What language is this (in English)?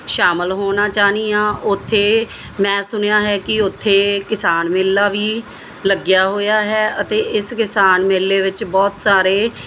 Punjabi